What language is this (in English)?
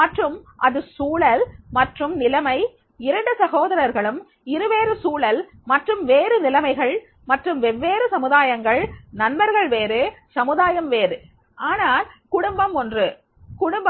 Tamil